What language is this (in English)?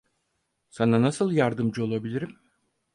Turkish